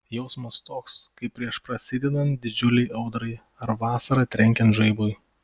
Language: Lithuanian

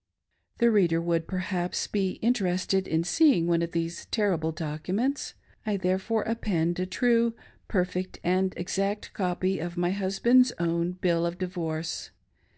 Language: English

